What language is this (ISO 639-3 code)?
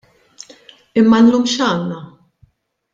mlt